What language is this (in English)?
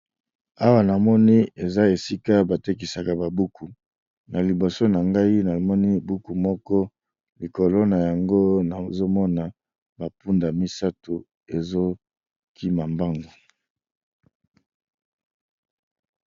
Lingala